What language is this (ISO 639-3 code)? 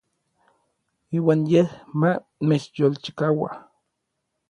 nlv